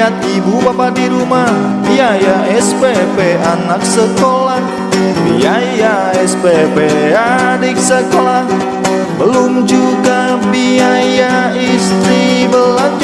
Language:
Indonesian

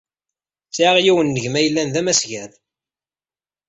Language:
Kabyle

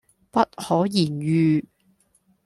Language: Cantonese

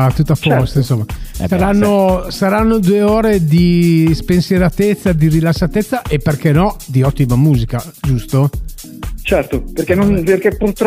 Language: Italian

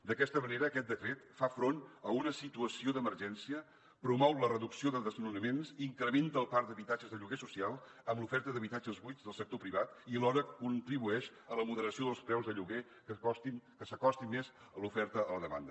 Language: Catalan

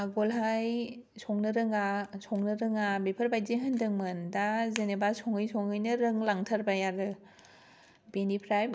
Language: Bodo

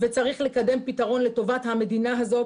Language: Hebrew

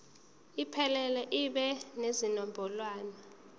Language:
Zulu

